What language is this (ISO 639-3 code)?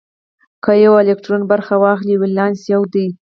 pus